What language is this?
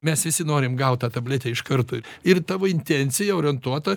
Lithuanian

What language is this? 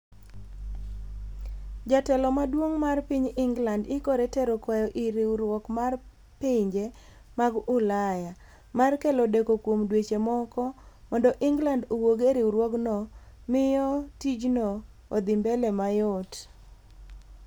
Luo (Kenya and Tanzania)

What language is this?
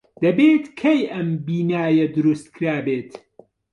Central Kurdish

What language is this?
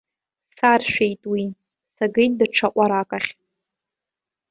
Abkhazian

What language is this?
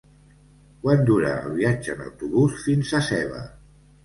Catalan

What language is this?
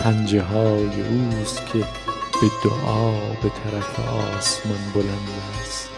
Persian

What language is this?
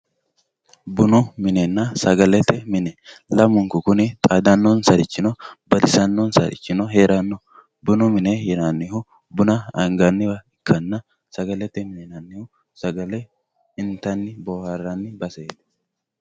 Sidamo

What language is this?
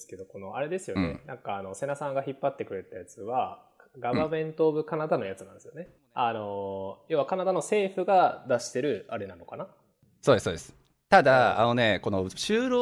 Japanese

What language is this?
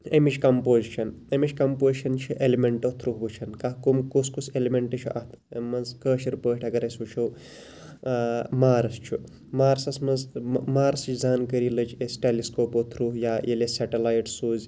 Kashmiri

